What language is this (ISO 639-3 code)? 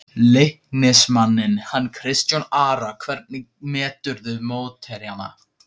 isl